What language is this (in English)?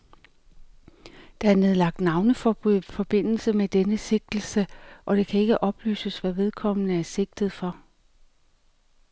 Danish